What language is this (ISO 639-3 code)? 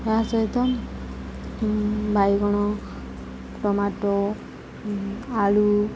ori